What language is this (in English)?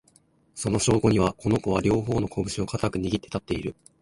Japanese